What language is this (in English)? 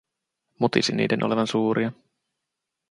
Finnish